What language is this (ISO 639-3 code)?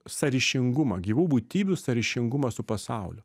lit